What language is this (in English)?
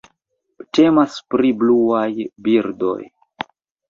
Esperanto